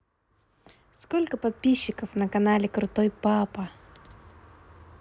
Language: Russian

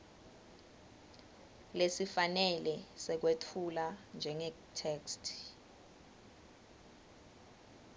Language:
Swati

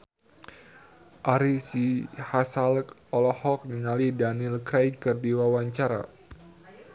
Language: Sundanese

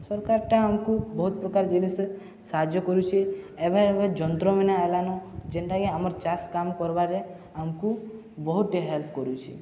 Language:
Odia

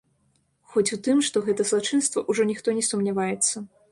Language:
Belarusian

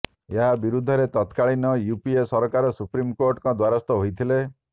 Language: Odia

